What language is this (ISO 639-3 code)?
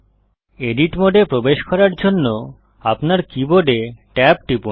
ben